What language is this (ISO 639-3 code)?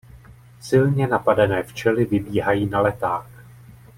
ces